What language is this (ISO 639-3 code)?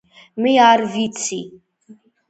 kat